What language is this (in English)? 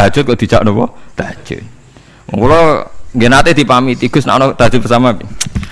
Indonesian